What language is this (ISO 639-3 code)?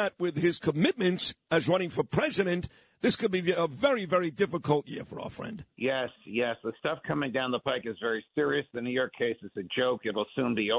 eng